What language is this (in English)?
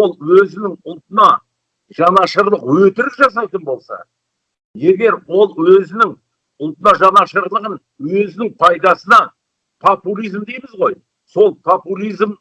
Kazakh